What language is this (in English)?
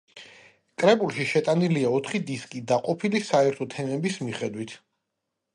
Georgian